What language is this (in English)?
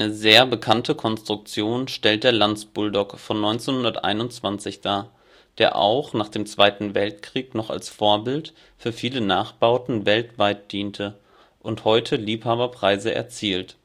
German